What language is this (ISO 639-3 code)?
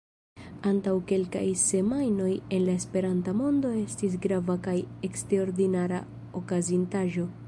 epo